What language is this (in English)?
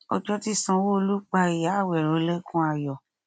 Yoruba